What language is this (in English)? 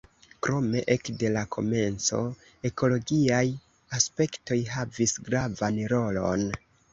Esperanto